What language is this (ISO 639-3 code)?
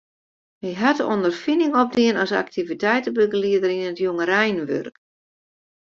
fry